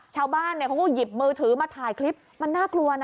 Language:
Thai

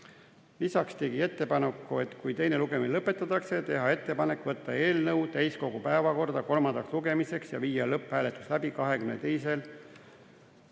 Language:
Estonian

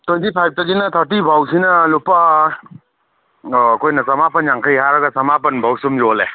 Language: Manipuri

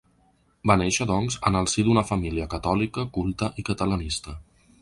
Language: Catalan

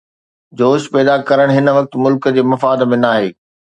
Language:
Sindhi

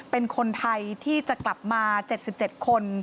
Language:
Thai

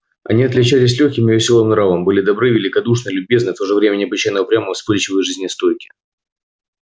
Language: Russian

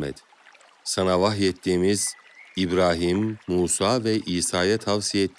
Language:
Turkish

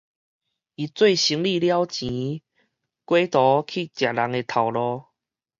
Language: Min Nan Chinese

